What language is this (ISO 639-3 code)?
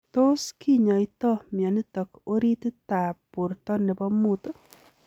kln